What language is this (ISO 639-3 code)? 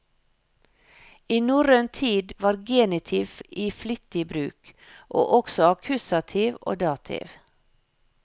nor